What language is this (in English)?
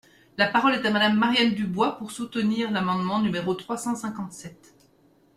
French